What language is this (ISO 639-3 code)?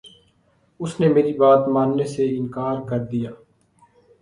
urd